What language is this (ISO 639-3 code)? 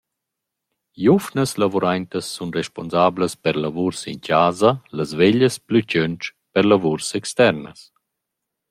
roh